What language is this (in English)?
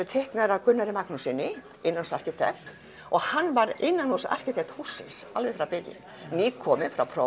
Icelandic